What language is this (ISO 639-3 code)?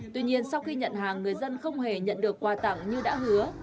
vie